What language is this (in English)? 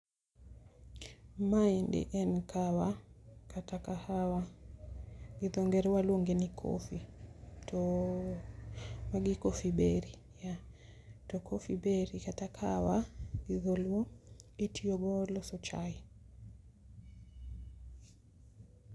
Luo (Kenya and Tanzania)